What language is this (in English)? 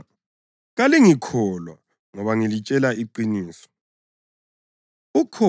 North Ndebele